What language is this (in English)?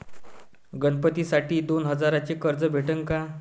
Marathi